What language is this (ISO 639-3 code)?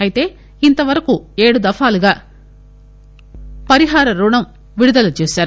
tel